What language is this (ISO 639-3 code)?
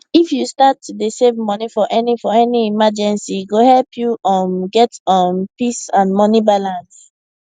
pcm